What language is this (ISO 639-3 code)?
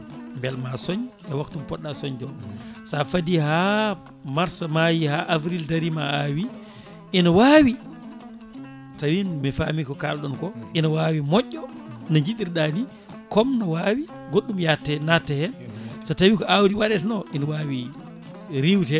ful